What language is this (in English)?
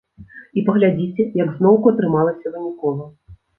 Belarusian